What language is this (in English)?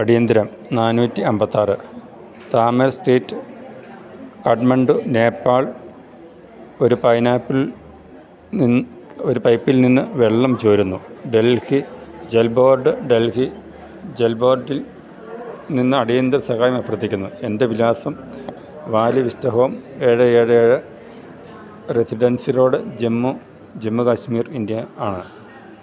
Malayalam